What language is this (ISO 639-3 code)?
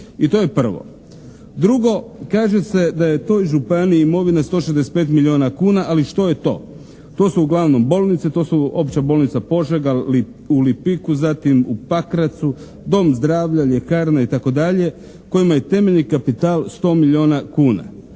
hrv